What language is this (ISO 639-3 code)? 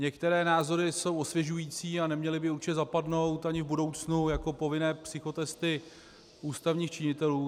ces